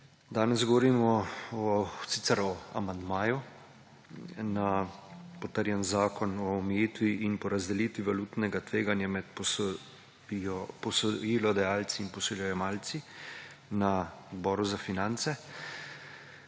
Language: Slovenian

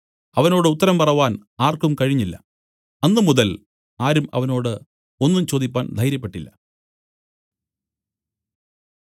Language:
Malayalam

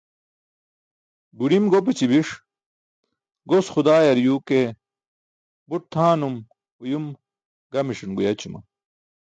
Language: Burushaski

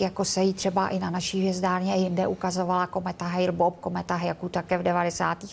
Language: Czech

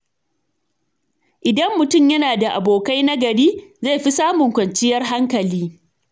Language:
Hausa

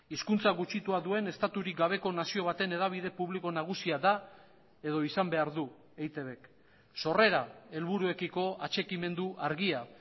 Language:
Basque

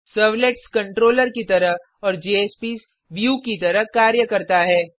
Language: Hindi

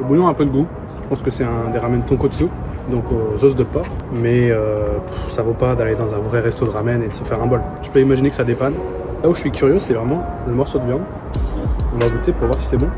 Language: French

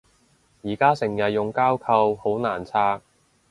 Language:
Cantonese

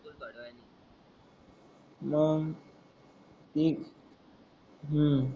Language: Marathi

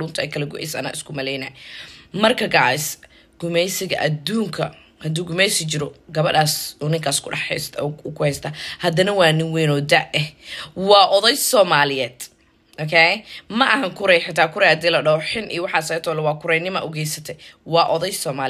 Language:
Arabic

